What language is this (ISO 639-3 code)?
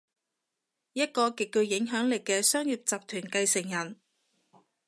yue